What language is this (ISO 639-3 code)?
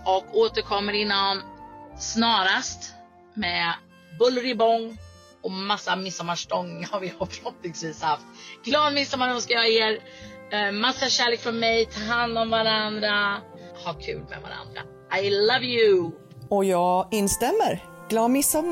swe